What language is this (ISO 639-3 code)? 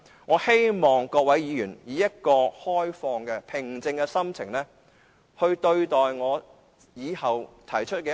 yue